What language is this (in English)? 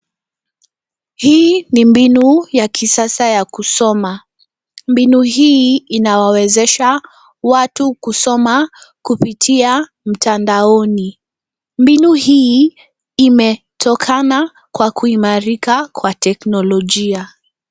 Swahili